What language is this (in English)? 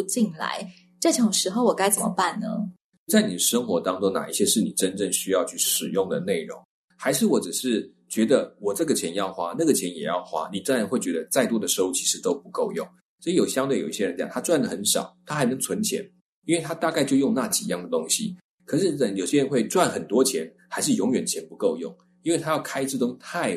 Chinese